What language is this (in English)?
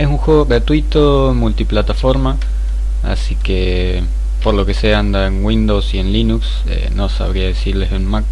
Spanish